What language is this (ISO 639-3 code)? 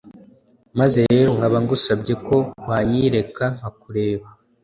kin